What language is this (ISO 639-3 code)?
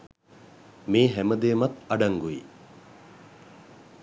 sin